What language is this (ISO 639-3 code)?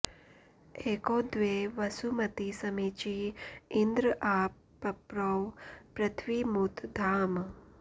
san